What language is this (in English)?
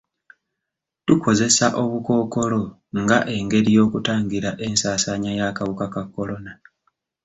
Ganda